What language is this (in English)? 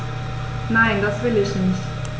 German